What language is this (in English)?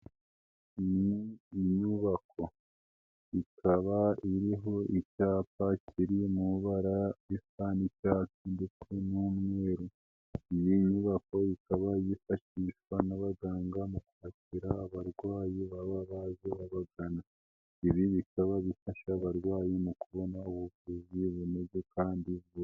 Kinyarwanda